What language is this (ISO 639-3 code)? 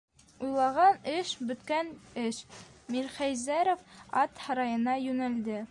bak